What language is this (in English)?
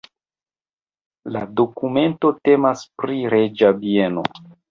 Esperanto